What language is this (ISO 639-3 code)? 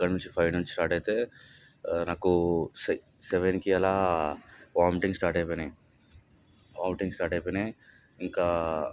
tel